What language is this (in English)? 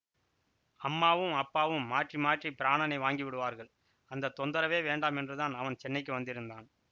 Tamil